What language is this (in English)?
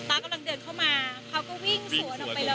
Thai